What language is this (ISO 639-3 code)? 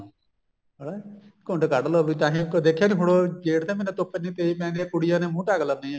pan